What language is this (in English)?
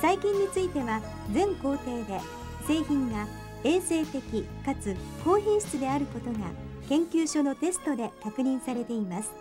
Japanese